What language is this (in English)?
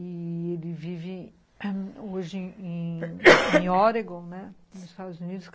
Portuguese